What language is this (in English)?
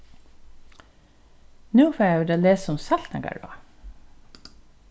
Faroese